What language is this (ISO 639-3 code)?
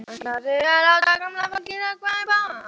isl